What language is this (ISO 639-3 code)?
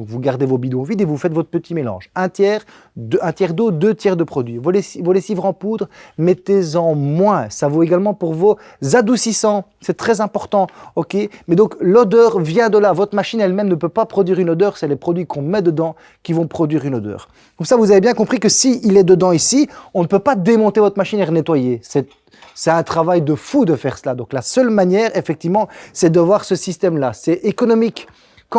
fra